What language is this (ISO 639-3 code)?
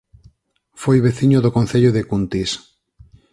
glg